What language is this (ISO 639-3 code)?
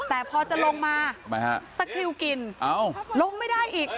tha